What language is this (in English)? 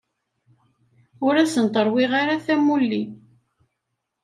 Kabyle